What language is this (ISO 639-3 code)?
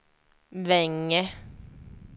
swe